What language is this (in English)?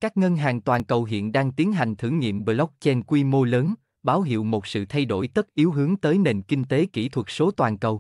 Vietnamese